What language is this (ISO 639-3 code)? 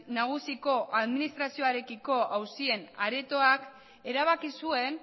eus